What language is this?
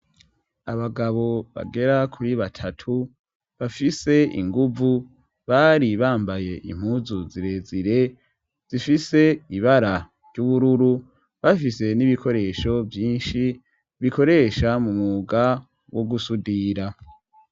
Rundi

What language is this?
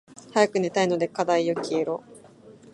Japanese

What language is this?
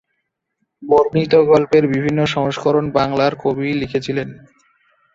Bangla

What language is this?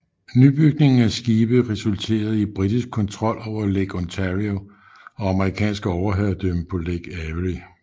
Danish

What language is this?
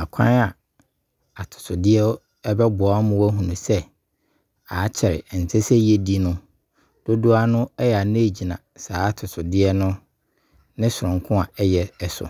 Abron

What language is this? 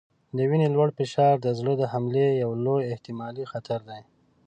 Pashto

